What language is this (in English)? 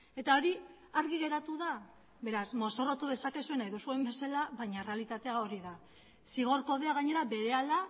Basque